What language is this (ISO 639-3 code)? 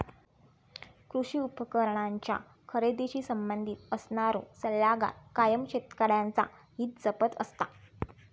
mar